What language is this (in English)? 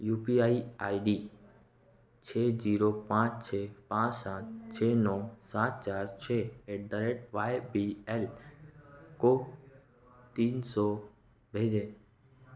Hindi